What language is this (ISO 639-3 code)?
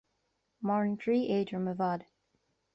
gle